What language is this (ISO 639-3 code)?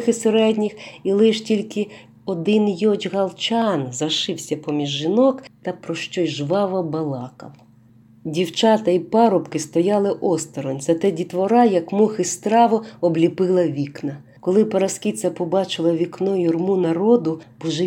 ukr